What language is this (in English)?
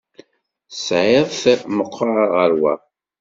Kabyle